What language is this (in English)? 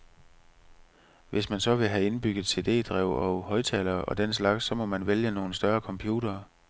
Danish